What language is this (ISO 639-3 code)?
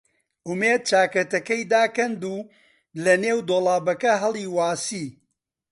ckb